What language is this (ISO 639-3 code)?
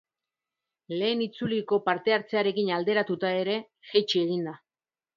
eus